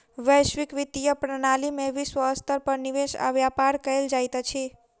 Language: Maithili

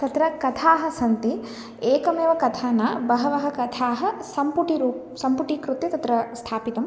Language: Sanskrit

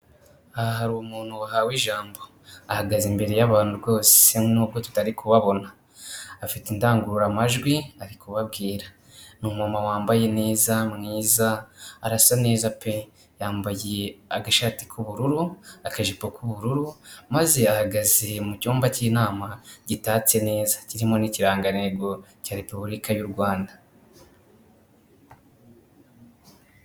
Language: Kinyarwanda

